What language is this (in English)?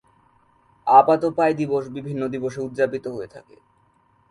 Bangla